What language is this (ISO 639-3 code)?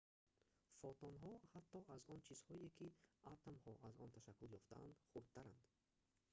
tgk